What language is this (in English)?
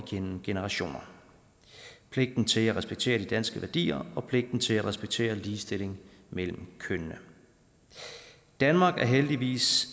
Danish